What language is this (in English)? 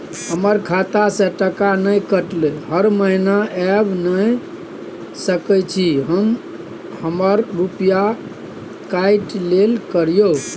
Maithili